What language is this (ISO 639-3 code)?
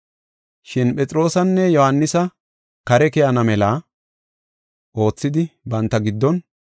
gof